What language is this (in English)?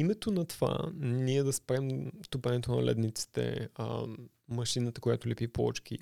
Bulgarian